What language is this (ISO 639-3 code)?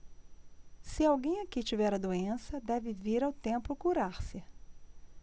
por